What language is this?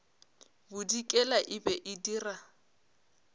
Northern Sotho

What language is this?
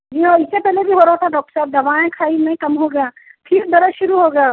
Urdu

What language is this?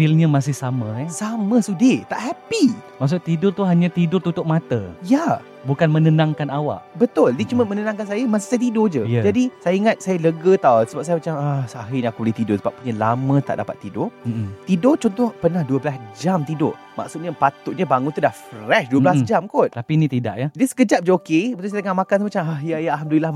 Malay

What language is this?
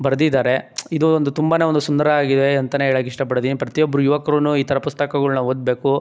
Kannada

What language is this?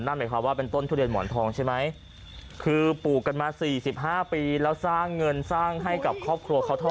Thai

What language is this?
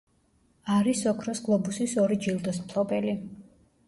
Georgian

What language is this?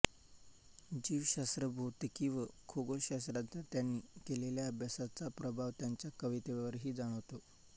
Marathi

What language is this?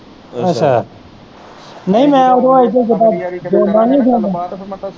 Punjabi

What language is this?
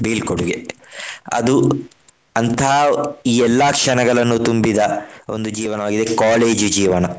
Kannada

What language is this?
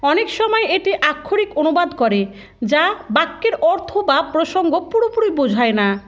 Bangla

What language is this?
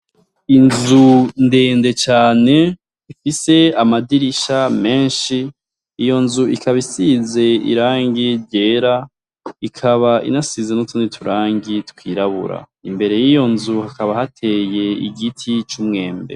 Rundi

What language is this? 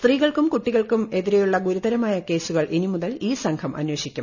Malayalam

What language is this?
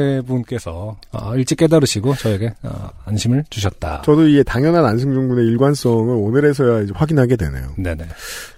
Korean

